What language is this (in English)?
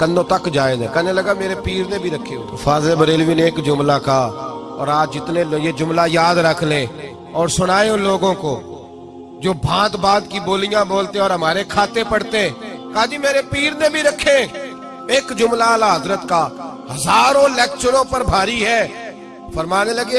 Hindi